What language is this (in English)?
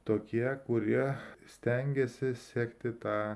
Lithuanian